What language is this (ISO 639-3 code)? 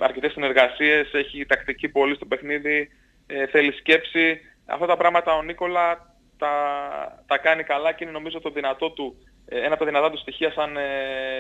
ell